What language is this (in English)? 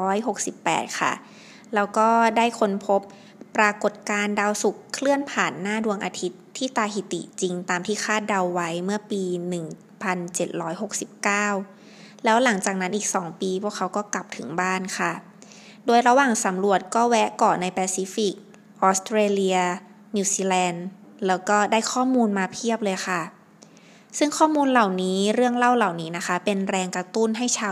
Thai